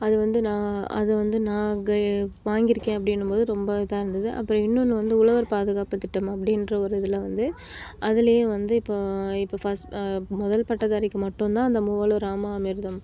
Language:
Tamil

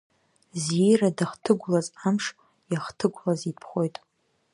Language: Abkhazian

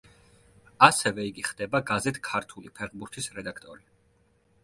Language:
Georgian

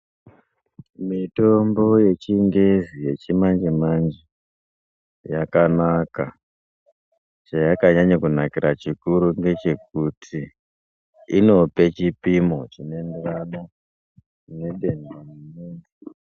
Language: Ndau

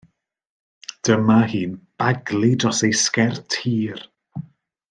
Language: Welsh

